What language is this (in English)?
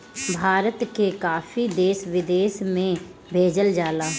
Bhojpuri